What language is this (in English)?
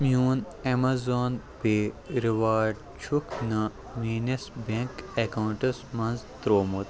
Kashmiri